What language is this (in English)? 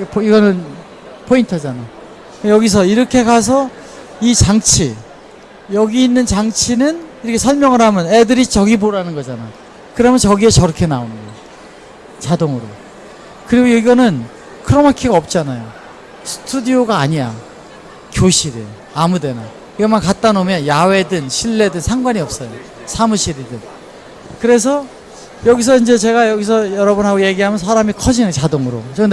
Korean